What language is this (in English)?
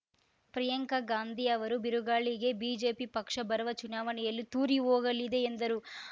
Kannada